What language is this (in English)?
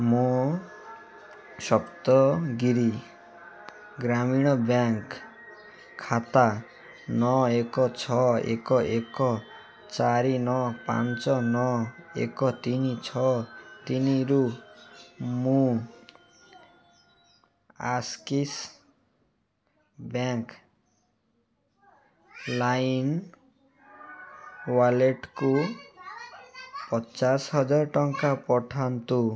Odia